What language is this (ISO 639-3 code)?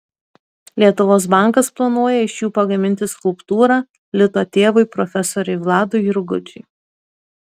lit